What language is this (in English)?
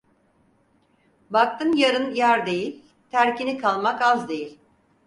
Turkish